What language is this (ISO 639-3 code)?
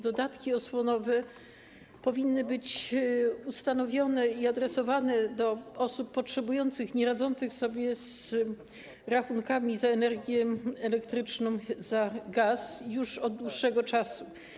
pol